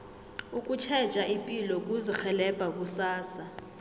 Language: South Ndebele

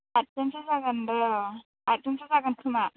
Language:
Bodo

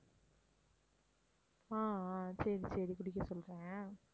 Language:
Tamil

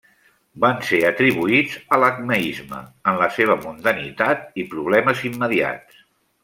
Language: Catalan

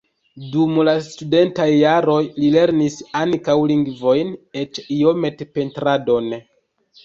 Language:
Esperanto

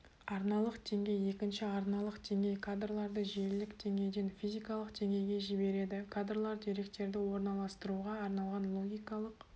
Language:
Kazakh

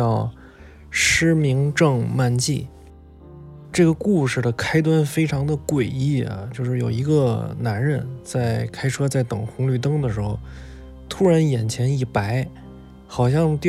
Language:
Chinese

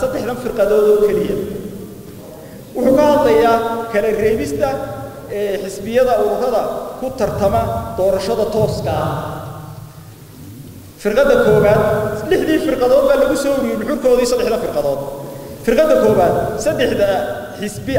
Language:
Arabic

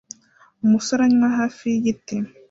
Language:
Kinyarwanda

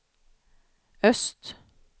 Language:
Swedish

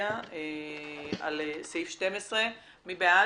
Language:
Hebrew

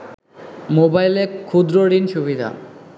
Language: Bangla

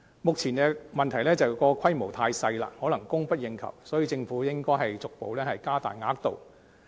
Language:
Cantonese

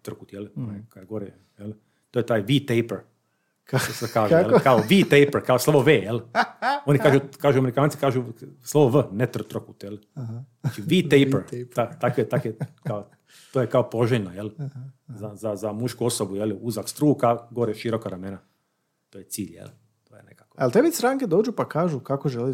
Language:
Croatian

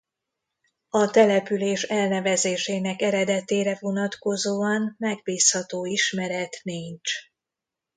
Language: Hungarian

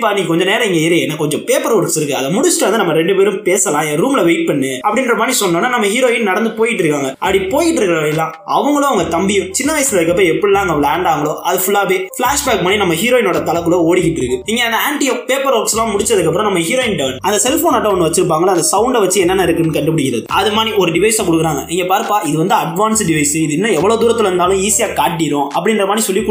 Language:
Tamil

